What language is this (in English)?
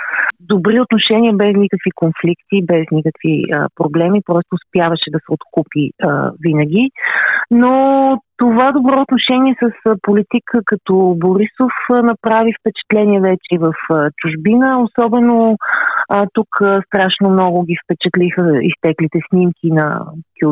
Bulgarian